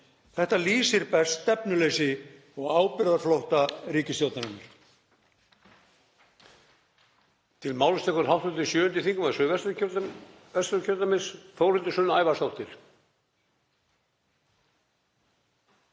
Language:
Icelandic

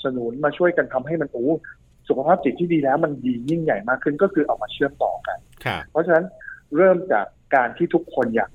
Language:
Thai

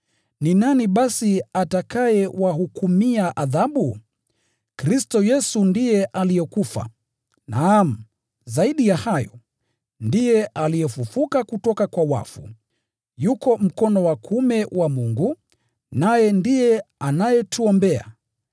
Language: Swahili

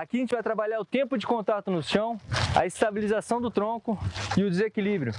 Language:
Portuguese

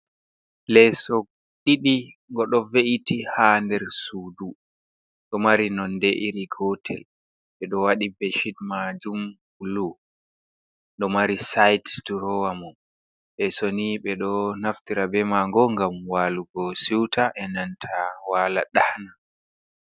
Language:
Fula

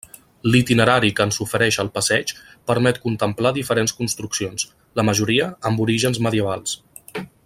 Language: Catalan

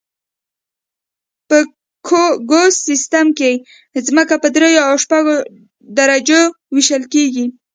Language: Pashto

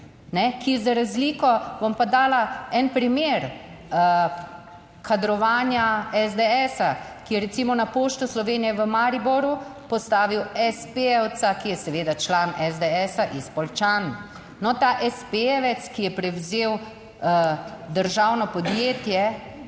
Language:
Slovenian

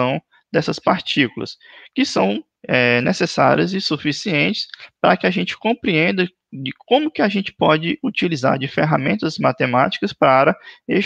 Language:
Portuguese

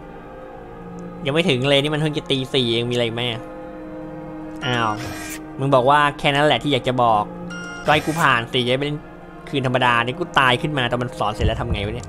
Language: Thai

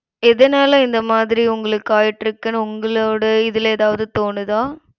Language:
Tamil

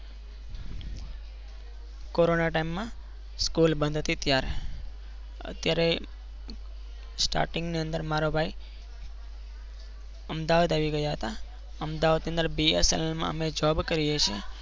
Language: Gujarati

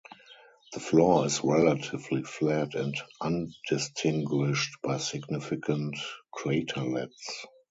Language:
English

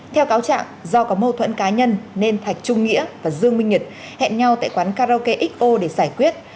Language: Vietnamese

